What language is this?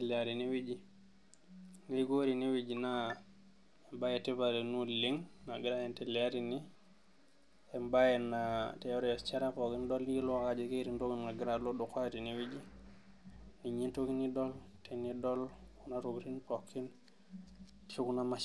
Masai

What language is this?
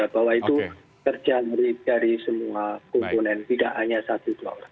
Indonesian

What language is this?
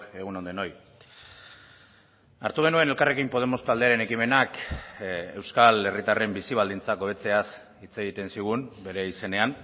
Basque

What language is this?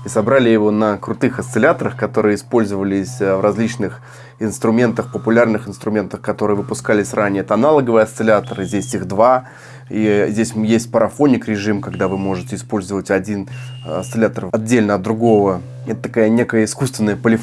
Russian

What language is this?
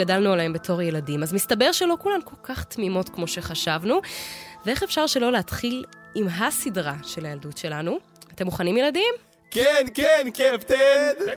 Hebrew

